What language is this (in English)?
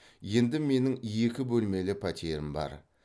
Kazakh